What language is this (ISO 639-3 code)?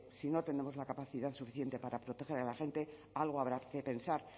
spa